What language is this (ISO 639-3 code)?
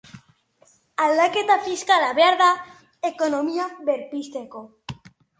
eus